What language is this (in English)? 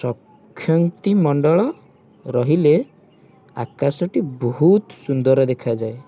Odia